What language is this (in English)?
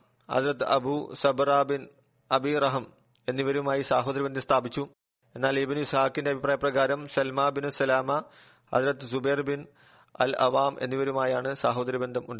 Malayalam